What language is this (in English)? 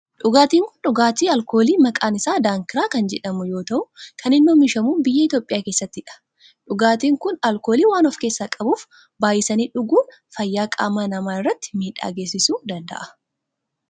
Oromo